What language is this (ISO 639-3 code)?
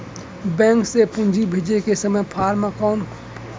hne